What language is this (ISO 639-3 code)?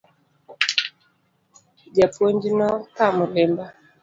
luo